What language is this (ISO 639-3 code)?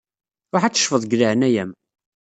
kab